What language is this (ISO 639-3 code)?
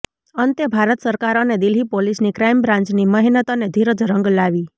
guj